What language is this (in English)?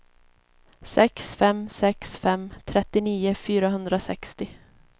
Swedish